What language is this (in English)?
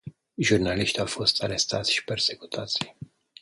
Romanian